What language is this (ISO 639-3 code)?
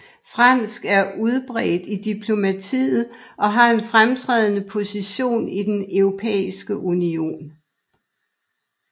dan